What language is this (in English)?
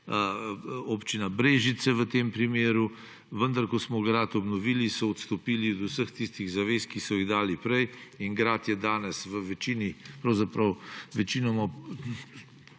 Slovenian